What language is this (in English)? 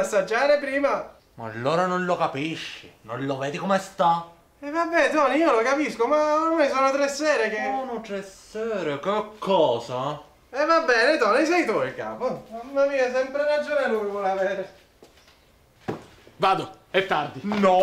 Italian